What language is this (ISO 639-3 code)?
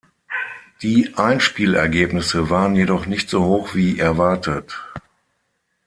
deu